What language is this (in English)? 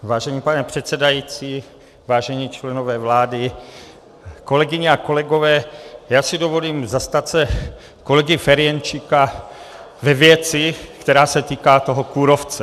Czech